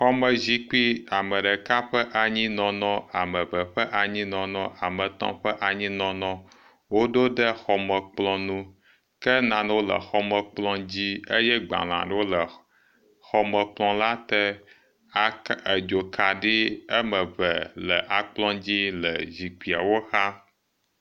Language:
Ewe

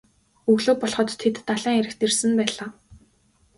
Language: Mongolian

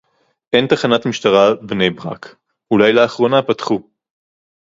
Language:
Hebrew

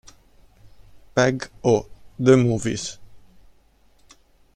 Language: Italian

